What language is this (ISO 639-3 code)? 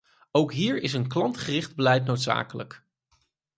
nld